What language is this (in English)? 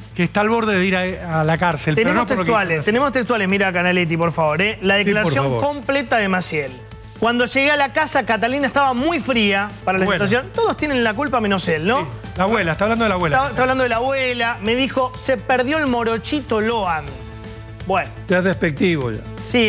Spanish